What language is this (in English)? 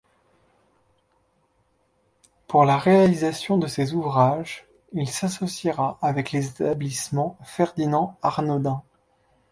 French